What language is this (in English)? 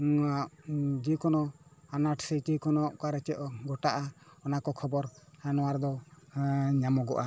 Santali